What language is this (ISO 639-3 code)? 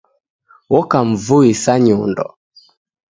dav